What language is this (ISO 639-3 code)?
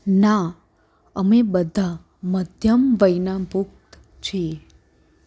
guj